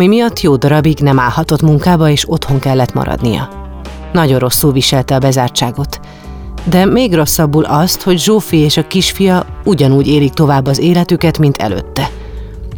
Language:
Hungarian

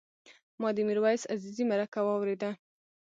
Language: Pashto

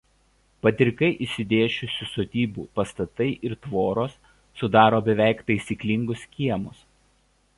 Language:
Lithuanian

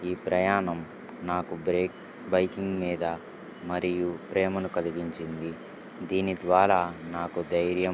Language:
Telugu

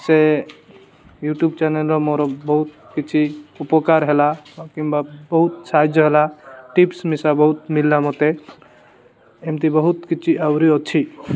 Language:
Odia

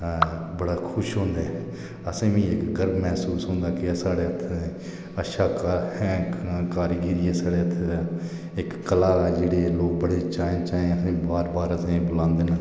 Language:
Dogri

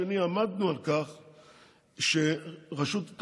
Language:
Hebrew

